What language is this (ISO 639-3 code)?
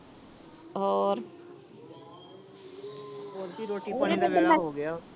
pan